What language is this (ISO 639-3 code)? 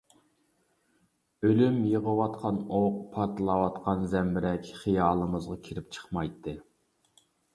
uig